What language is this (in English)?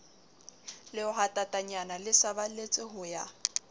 Southern Sotho